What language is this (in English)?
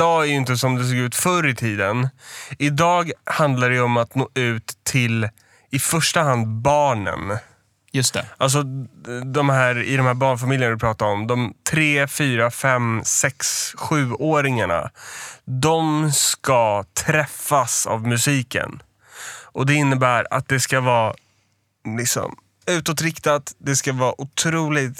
Swedish